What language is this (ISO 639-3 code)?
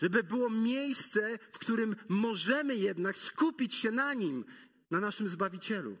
pol